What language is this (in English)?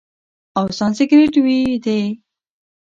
Pashto